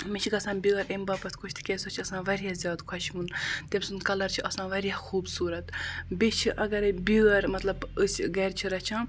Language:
Kashmiri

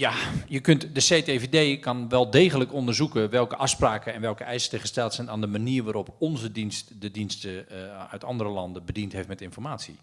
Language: Dutch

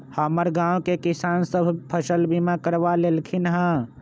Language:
Magahi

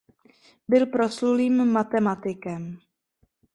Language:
Czech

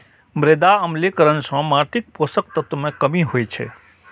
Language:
Maithili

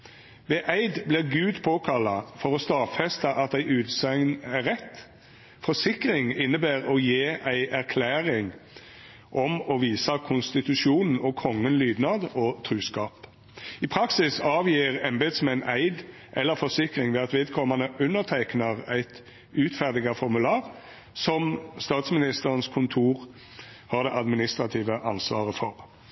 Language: Norwegian Nynorsk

